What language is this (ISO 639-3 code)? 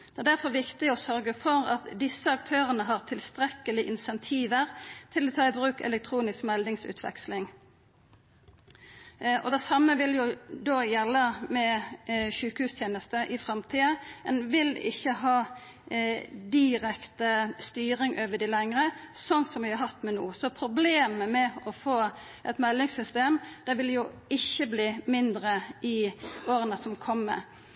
nno